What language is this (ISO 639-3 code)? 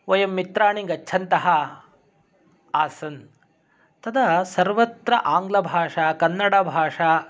san